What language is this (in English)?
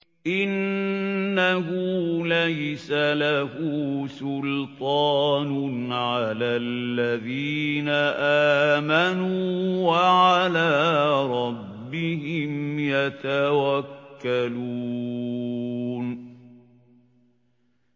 Arabic